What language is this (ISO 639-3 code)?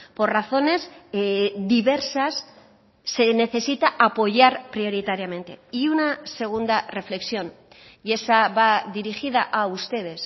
spa